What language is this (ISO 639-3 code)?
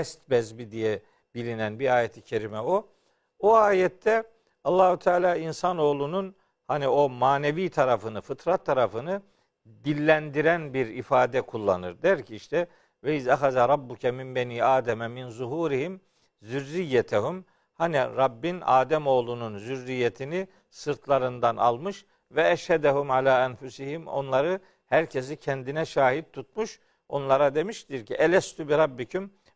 tur